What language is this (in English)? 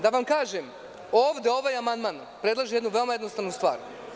Serbian